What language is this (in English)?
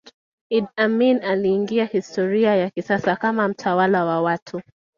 Swahili